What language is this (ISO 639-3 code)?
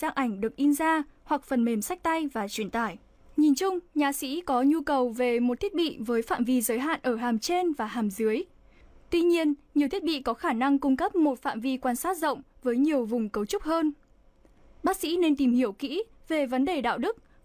vie